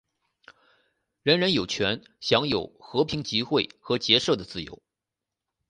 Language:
Chinese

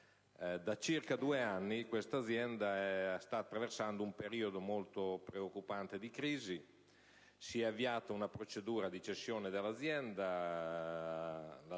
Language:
Italian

